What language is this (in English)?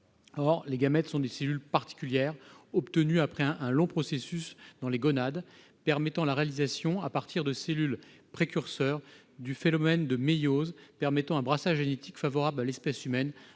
French